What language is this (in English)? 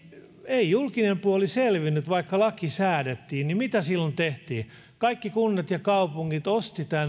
Finnish